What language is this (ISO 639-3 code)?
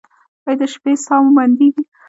pus